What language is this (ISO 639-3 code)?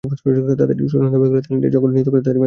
ben